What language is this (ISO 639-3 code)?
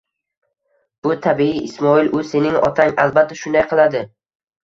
uzb